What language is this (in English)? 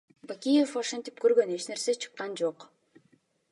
Kyrgyz